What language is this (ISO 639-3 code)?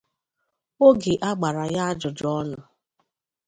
ibo